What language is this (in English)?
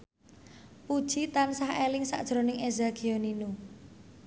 Javanese